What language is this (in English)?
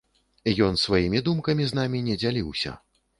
Belarusian